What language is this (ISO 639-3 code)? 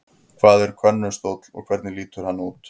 isl